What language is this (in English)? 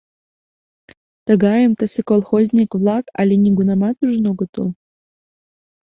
Mari